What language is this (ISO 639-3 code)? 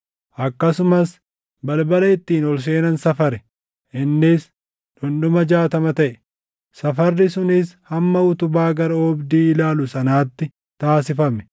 orm